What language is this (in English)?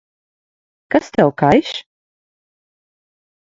Latvian